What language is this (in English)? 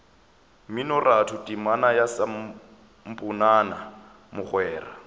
Northern Sotho